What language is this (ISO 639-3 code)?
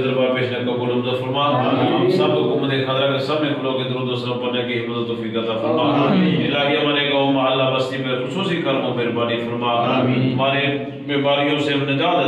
ron